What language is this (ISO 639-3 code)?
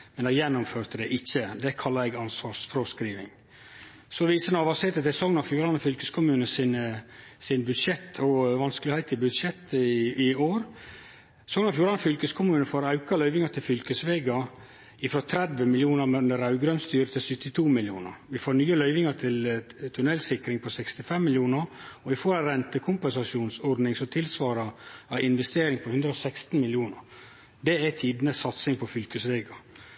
nno